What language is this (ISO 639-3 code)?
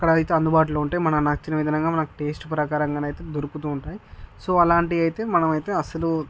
tel